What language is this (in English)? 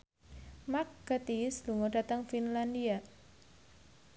Javanese